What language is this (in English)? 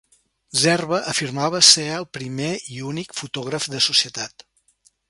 Catalan